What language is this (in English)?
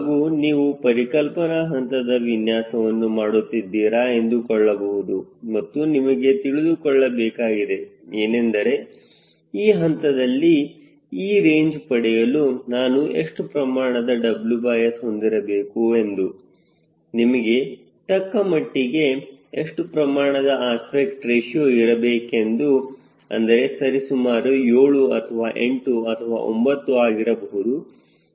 Kannada